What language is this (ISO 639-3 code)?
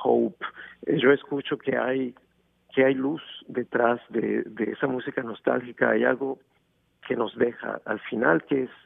spa